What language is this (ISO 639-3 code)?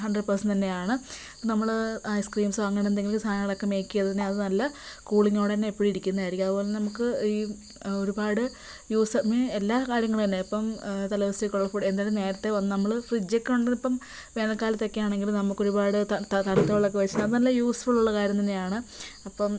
mal